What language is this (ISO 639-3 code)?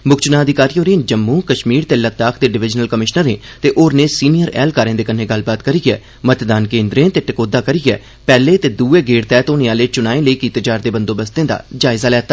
doi